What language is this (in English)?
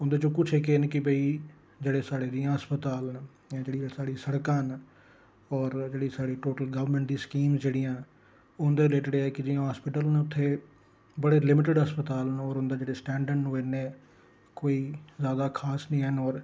Dogri